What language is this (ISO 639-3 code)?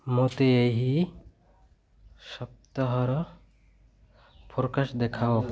ori